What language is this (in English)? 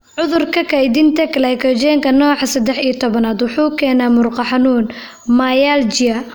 Somali